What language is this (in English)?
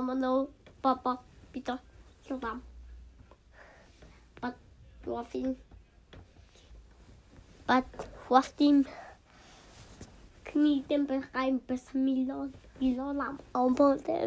Persian